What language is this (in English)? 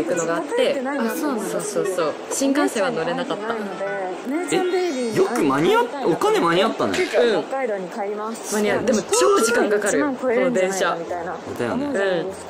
Japanese